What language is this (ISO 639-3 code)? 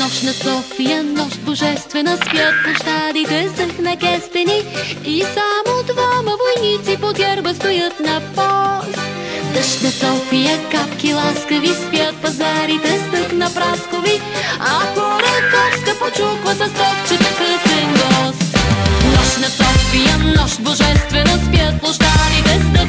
bul